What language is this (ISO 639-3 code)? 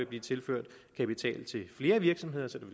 dan